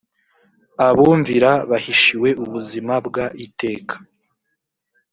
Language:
Kinyarwanda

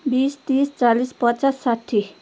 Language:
Nepali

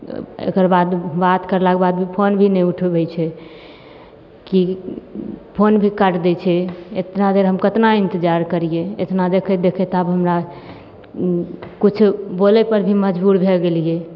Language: Maithili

